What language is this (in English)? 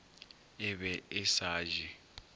Northern Sotho